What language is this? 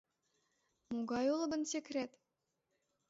Mari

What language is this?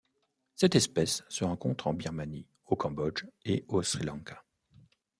French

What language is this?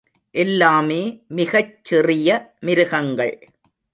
Tamil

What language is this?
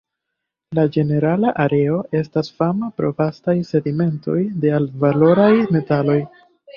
Esperanto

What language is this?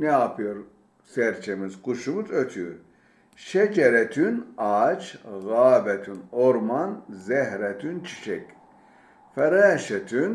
Turkish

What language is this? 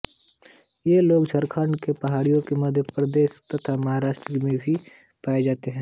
Hindi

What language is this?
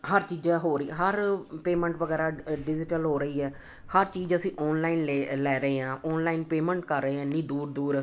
Punjabi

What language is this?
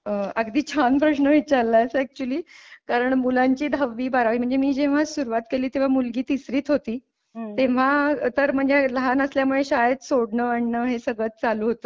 Marathi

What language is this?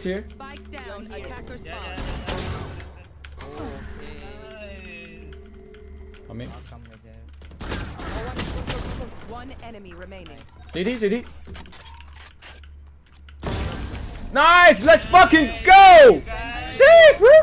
English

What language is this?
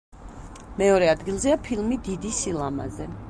Georgian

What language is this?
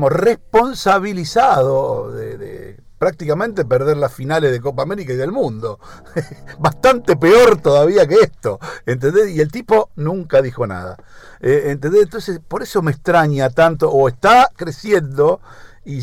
Spanish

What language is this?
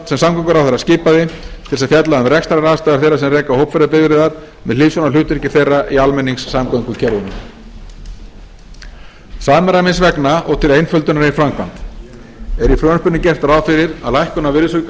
Icelandic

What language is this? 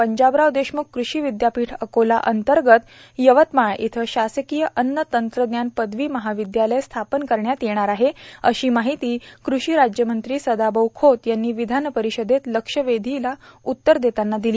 Marathi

